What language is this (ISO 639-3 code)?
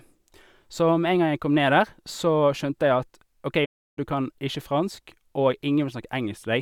nor